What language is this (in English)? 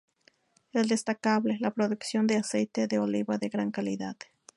Spanish